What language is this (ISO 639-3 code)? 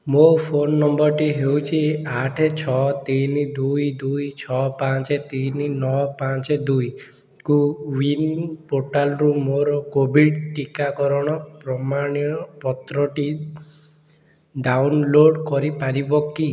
ori